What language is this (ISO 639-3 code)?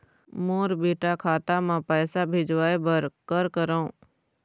hne